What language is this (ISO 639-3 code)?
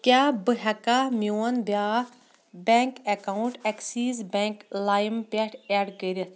kas